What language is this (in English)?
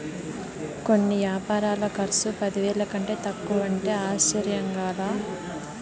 Telugu